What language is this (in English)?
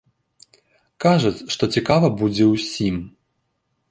Belarusian